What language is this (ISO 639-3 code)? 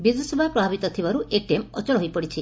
ori